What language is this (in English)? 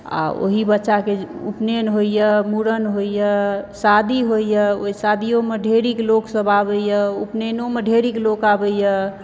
Maithili